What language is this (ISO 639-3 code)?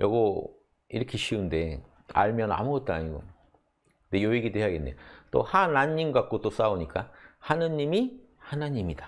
kor